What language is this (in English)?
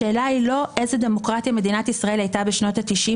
Hebrew